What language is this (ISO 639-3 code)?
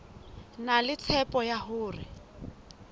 sot